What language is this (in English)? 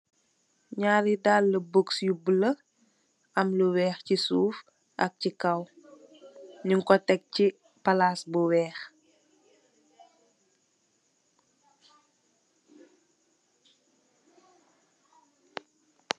Wolof